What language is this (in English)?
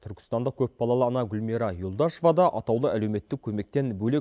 Kazakh